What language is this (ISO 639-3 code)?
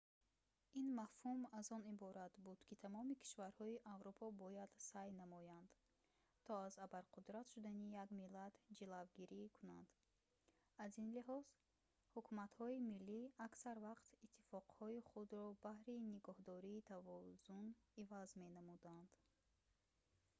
tgk